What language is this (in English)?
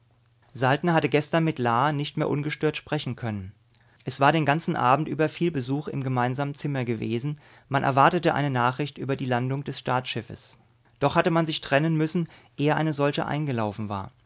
German